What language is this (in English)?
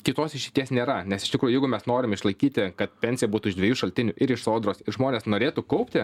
Lithuanian